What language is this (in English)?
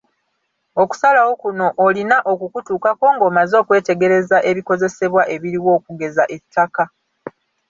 Ganda